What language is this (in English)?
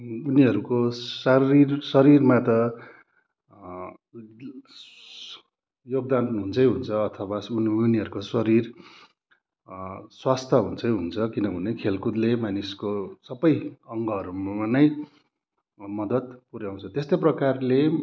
Nepali